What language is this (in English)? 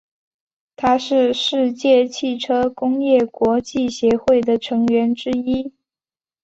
Chinese